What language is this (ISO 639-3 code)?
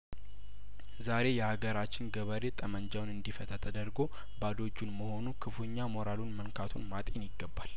amh